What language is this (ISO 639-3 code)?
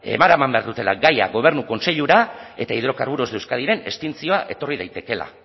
eus